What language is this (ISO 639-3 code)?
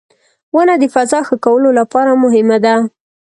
pus